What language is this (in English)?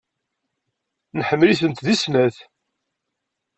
Kabyle